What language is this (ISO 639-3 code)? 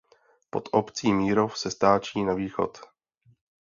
ces